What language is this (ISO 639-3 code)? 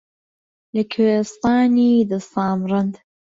ckb